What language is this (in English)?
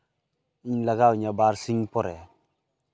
Santali